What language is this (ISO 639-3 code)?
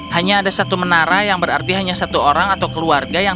ind